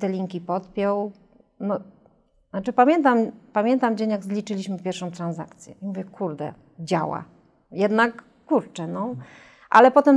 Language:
Polish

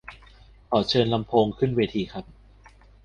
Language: Thai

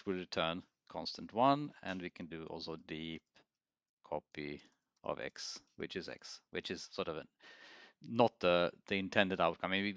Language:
English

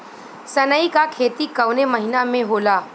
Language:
Bhojpuri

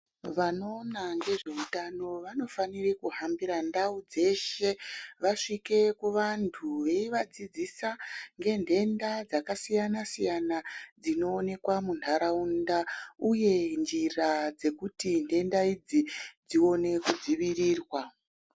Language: Ndau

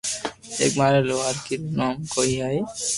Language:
Loarki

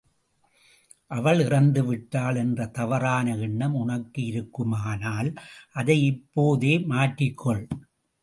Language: Tamil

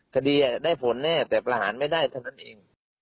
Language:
Thai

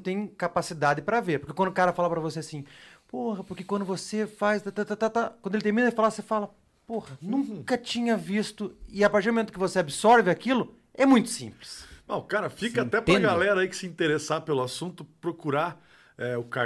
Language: Portuguese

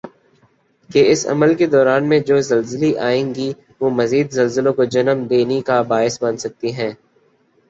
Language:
Urdu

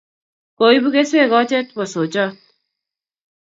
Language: Kalenjin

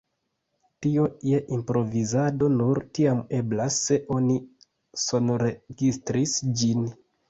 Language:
Esperanto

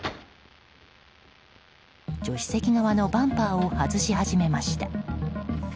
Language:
Japanese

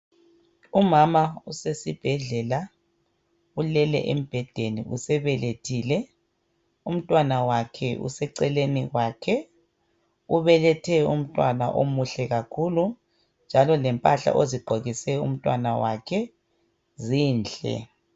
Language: North Ndebele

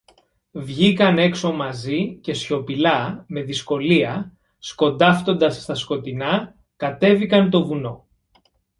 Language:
Greek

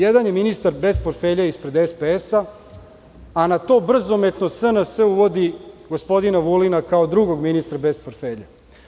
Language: Serbian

